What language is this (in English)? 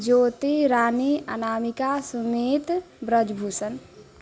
Maithili